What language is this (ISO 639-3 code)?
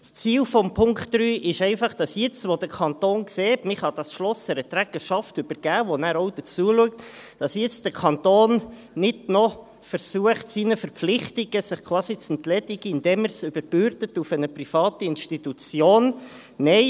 gsw